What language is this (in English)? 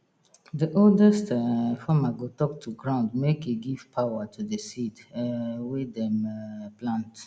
Nigerian Pidgin